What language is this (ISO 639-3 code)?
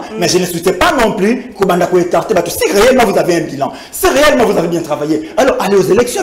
fra